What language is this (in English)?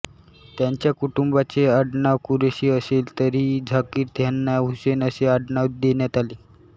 Marathi